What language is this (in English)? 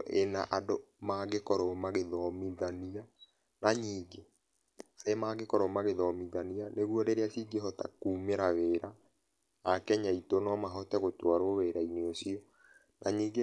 Kikuyu